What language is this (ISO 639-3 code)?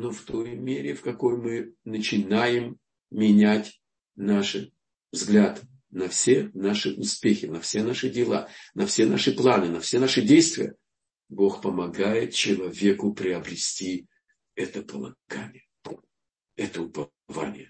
rus